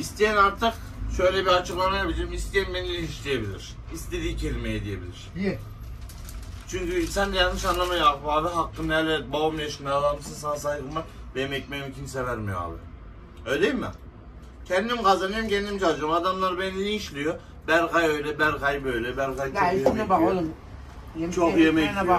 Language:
Turkish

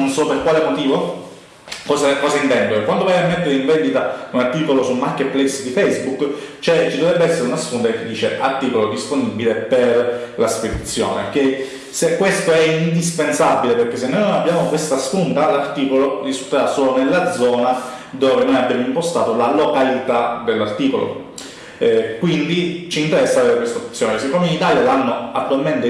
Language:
Italian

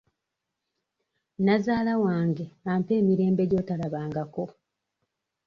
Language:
Ganda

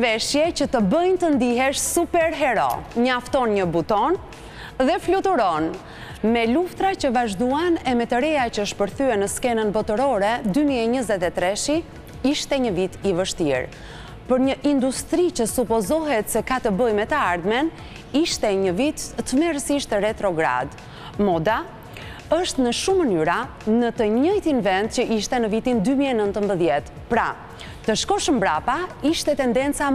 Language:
Romanian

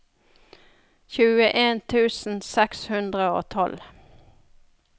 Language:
Norwegian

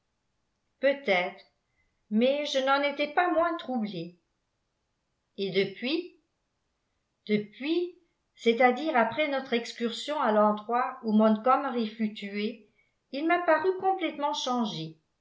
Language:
French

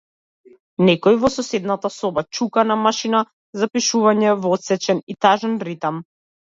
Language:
Macedonian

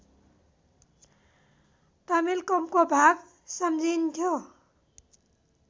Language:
Nepali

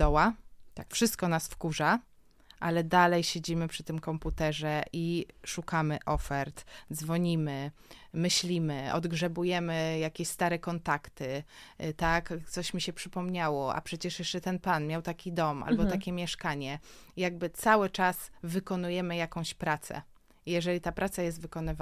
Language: Polish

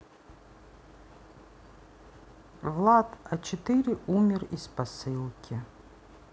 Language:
Russian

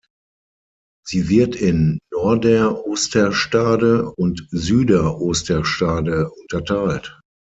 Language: German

